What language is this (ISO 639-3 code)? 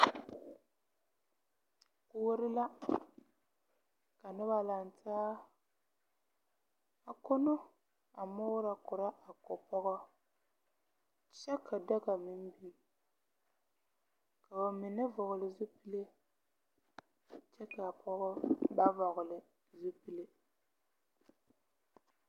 dga